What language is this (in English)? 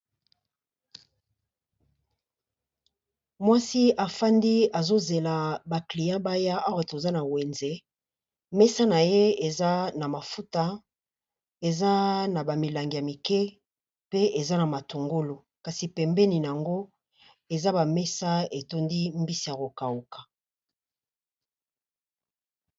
Lingala